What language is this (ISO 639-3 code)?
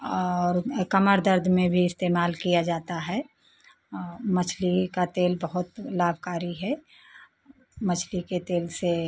hin